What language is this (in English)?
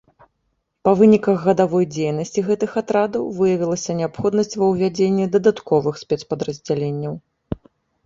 Belarusian